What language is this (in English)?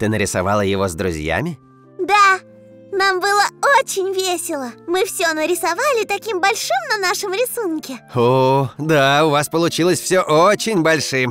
Russian